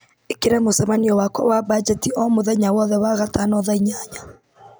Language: Kikuyu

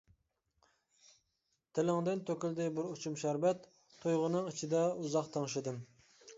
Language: Uyghur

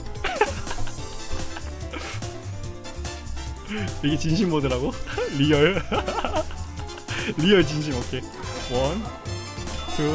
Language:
Korean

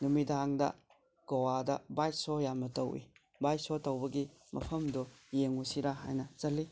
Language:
Manipuri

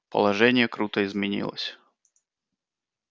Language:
Russian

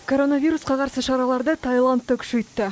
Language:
Kazakh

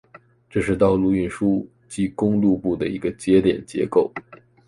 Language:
Chinese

